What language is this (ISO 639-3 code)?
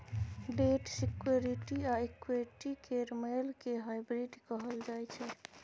mai